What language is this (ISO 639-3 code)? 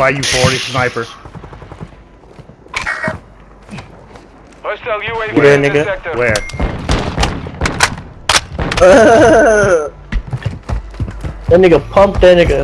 eng